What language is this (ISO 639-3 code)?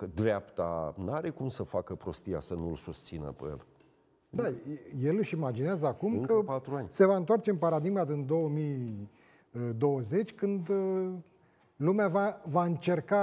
ron